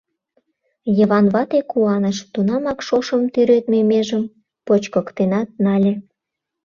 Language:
Mari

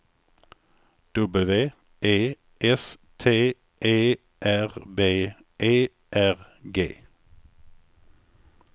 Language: Swedish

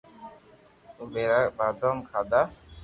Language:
Loarki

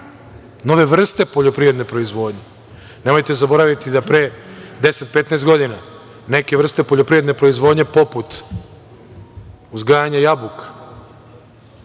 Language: Serbian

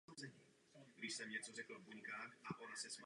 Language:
Czech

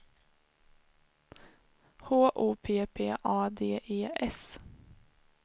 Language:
Swedish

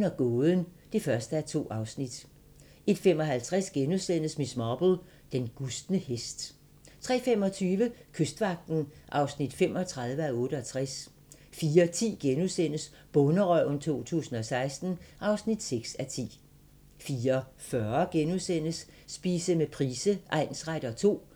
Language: Danish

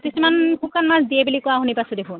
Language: Assamese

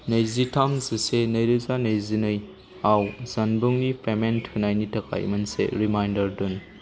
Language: Bodo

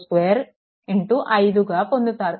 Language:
Telugu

